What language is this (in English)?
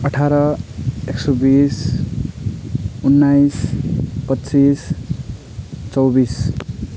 Nepali